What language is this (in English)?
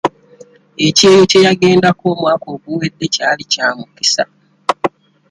Ganda